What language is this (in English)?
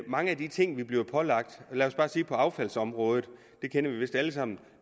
Danish